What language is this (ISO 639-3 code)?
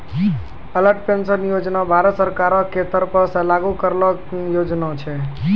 mai